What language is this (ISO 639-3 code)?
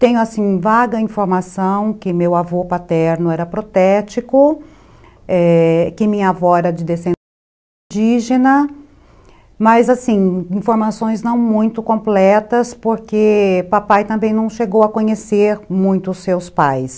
por